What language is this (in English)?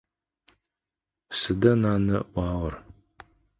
Adyghe